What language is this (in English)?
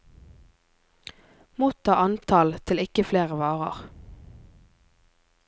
Norwegian